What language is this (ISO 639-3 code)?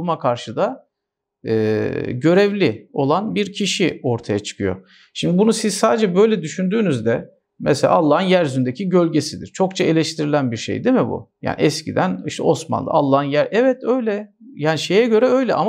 tur